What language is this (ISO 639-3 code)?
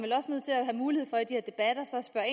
dan